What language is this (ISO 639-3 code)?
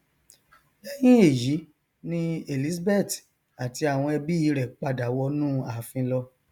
yor